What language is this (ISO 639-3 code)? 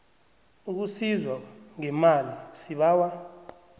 nbl